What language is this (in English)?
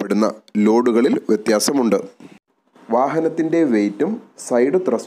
Dutch